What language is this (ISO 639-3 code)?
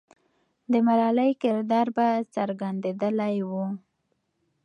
pus